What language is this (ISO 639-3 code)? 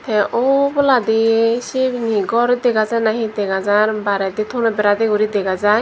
ccp